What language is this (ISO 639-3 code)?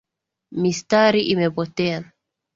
swa